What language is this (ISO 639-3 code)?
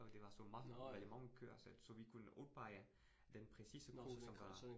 dan